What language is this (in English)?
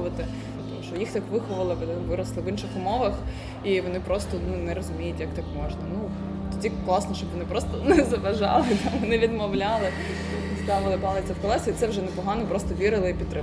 Ukrainian